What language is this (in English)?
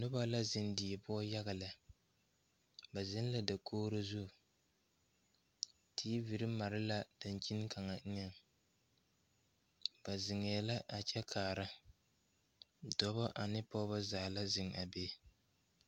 Southern Dagaare